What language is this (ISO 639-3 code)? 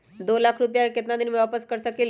mag